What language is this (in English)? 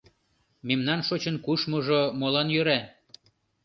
Mari